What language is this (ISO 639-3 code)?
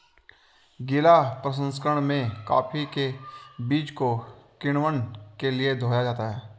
hin